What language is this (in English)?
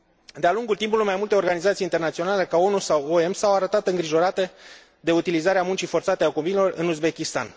Romanian